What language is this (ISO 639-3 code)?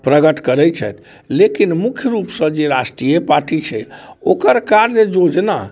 mai